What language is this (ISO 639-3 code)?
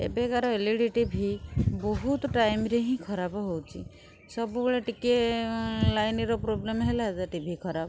ori